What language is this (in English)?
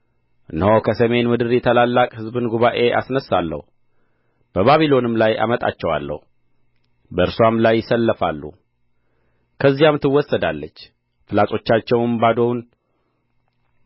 Amharic